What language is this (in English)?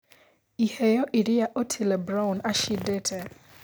Kikuyu